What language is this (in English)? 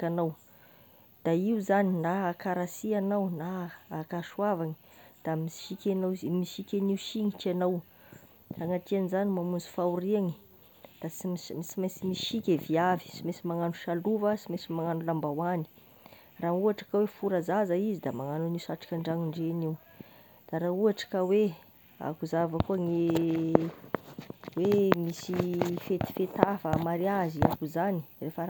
Tesaka Malagasy